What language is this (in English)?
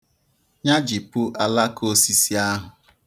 Igbo